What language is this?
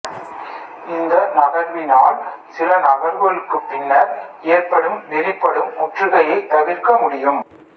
Tamil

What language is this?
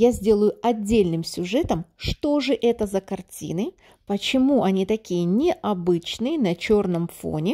Russian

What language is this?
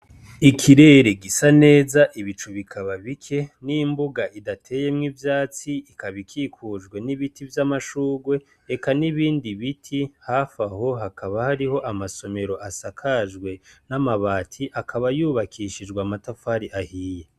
Rundi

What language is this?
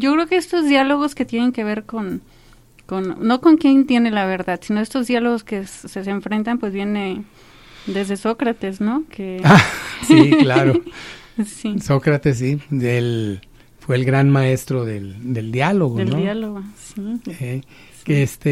Spanish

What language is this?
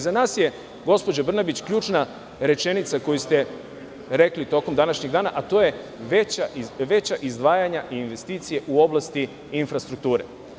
Serbian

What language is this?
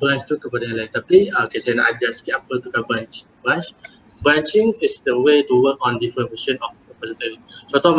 Malay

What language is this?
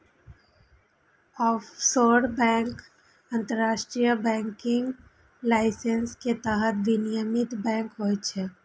Maithili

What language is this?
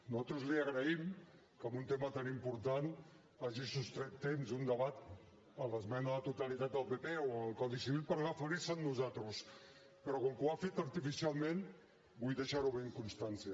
Catalan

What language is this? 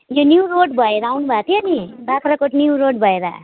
Nepali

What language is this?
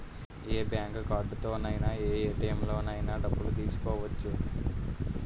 Telugu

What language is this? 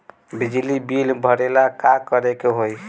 Bhojpuri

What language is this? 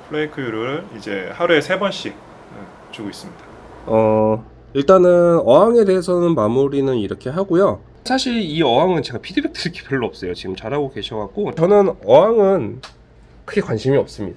Korean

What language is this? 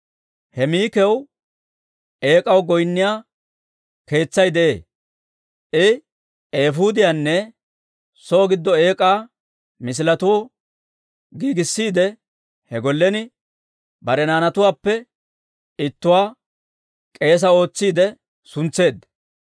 Dawro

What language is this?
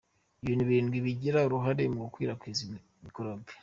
Kinyarwanda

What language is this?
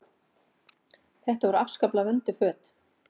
Icelandic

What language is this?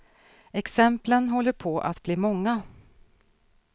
Swedish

